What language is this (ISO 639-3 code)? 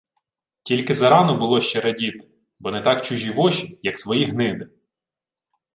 ukr